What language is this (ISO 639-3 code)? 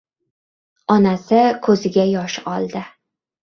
uzb